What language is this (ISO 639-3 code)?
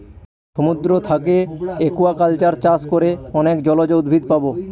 ben